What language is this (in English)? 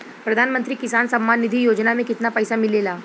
Bhojpuri